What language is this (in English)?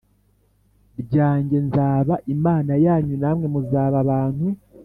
Kinyarwanda